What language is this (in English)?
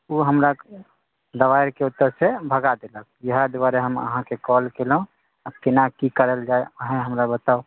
Maithili